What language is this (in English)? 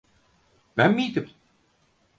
Turkish